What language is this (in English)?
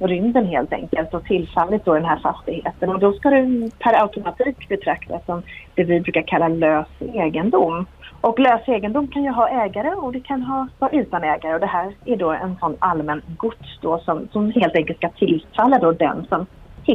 Swedish